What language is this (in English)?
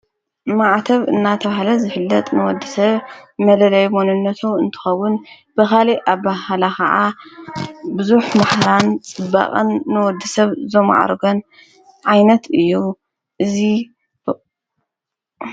Tigrinya